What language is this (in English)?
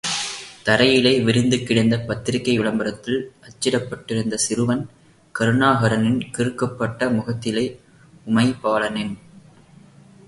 Tamil